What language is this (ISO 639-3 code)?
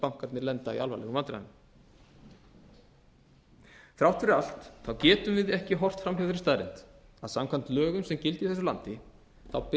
isl